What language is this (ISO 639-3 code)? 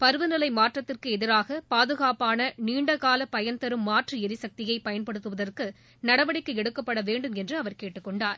tam